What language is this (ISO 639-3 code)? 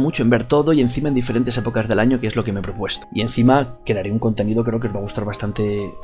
spa